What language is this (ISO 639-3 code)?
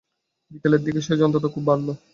ben